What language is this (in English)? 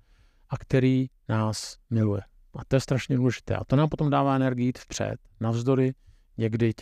Czech